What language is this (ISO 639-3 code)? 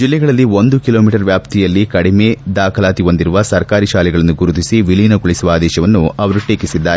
kan